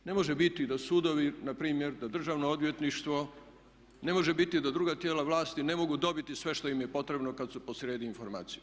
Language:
Croatian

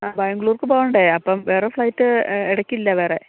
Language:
Malayalam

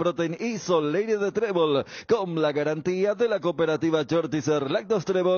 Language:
Spanish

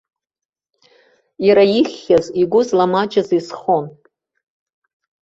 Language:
Abkhazian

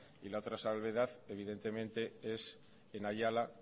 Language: Spanish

